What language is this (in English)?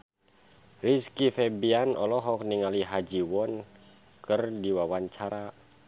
Sundanese